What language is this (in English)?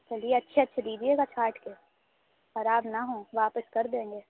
Urdu